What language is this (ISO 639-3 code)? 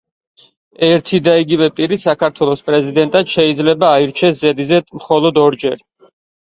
kat